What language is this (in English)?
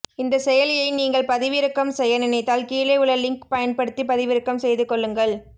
Tamil